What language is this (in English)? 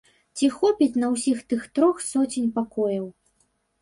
Belarusian